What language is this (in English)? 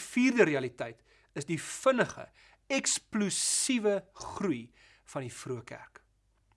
Dutch